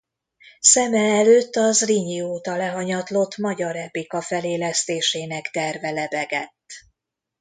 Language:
Hungarian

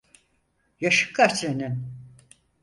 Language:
Turkish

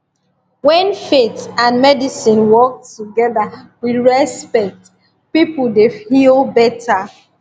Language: Nigerian Pidgin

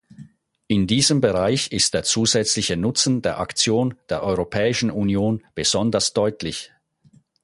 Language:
German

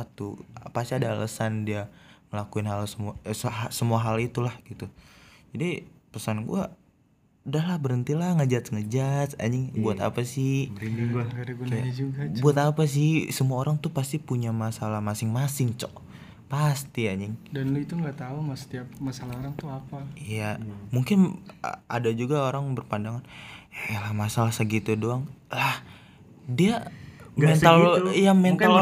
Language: Indonesian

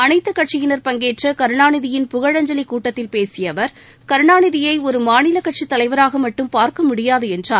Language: Tamil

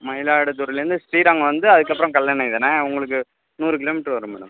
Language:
Tamil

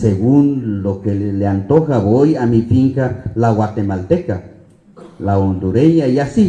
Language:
Spanish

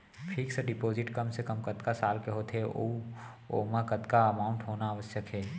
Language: Chhattisgarhi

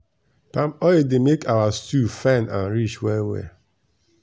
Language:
Nigerian Pidgin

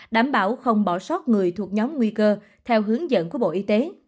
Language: Vietnamese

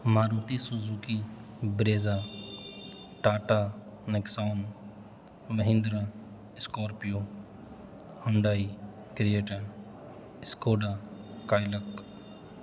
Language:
Urdu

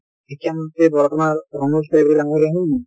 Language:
Assamese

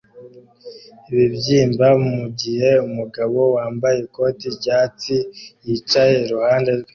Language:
Kinyarwanda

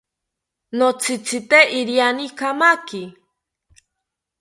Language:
South Ucayali Ashéninka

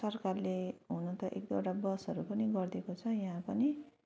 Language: Nepali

